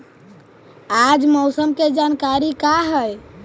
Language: Magahi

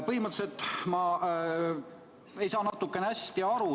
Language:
Estonian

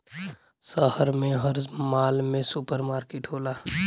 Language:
Bhojpuri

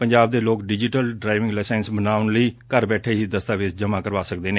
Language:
Punjabi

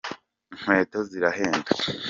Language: Kinyarwanda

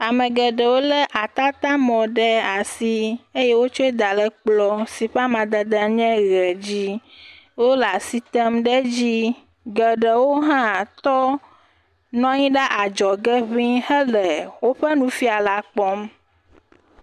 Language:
Ewe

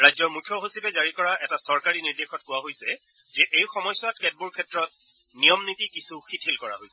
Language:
Assamese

